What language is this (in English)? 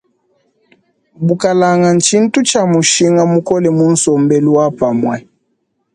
Luba-Lulua